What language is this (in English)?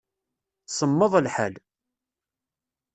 Kabyle